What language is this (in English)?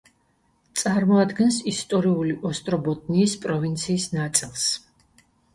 Georgian